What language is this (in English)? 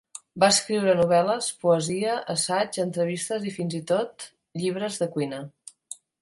Catalan